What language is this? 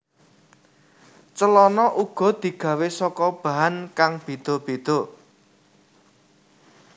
Javanese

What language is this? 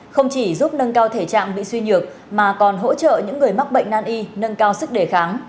Vietnamese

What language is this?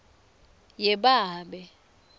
Swati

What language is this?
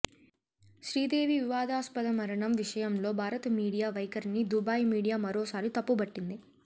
Telugu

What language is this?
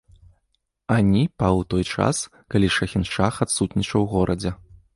Belarusian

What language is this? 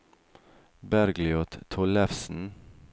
Norwegian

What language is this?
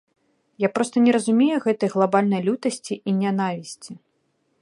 Belarusian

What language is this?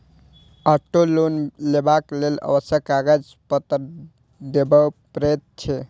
Maithili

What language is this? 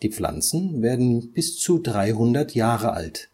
German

